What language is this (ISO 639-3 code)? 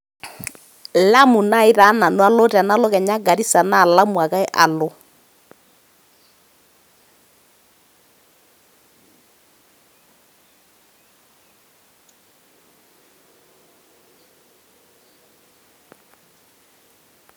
mas